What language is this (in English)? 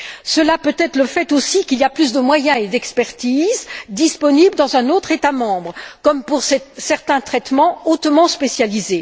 French